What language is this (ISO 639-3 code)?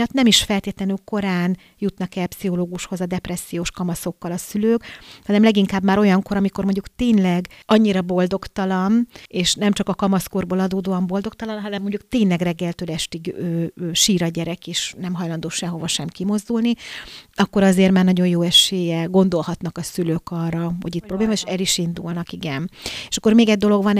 hun